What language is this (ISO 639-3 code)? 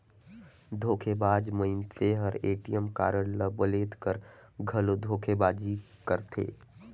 hne